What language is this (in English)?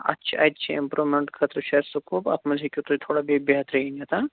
Kashmiri